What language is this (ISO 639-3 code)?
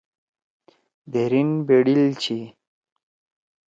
trw